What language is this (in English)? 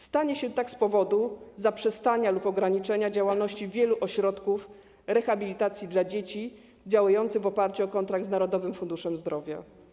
Polish